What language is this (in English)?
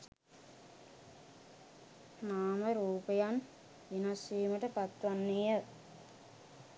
Sinhala